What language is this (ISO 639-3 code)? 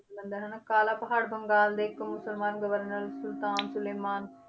pan